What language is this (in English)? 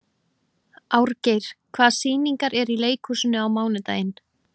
Icelandic